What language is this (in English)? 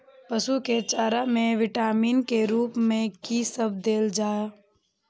Maithili